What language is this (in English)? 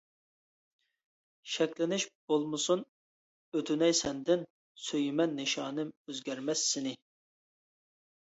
Uyghur